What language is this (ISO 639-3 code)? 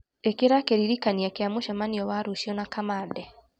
kik